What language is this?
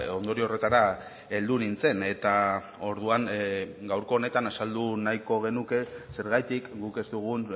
Basque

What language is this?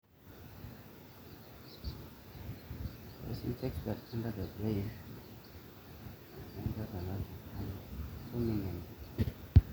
Masai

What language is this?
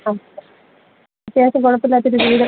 Malayalam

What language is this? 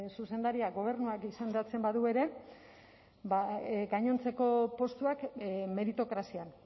Basque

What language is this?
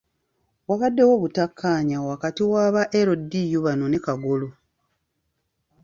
Ganda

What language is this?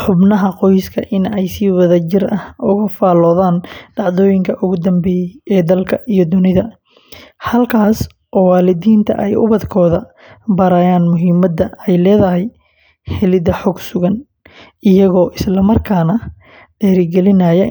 Somali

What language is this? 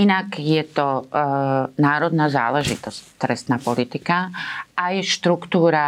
Slovak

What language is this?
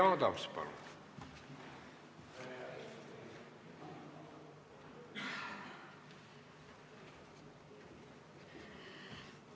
Estonian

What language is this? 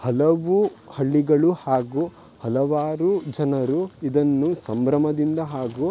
Kannada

